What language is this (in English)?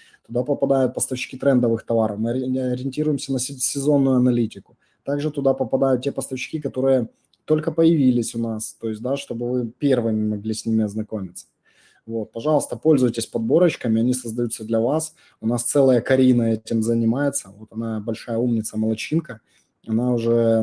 Russian